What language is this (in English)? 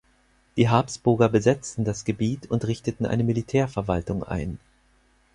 German